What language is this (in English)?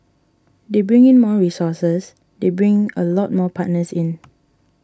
English